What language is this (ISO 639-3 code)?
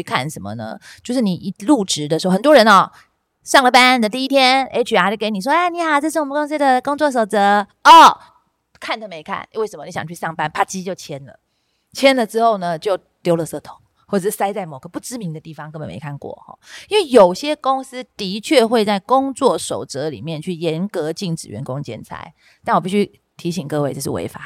zho